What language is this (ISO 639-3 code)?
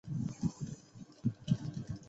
zho